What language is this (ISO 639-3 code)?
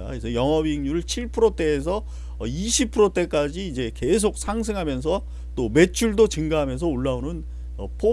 kor